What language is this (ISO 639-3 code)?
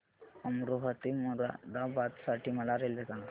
mar